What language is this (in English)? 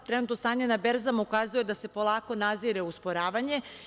Serbian